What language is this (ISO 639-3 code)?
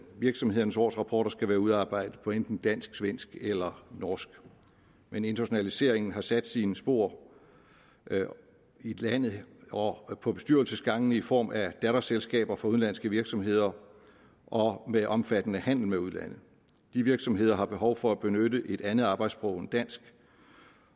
dan